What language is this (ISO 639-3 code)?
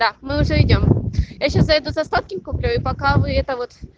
rus